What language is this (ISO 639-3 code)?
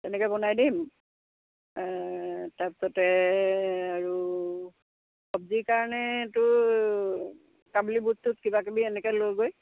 asm